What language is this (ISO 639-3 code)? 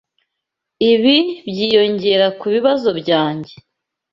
kin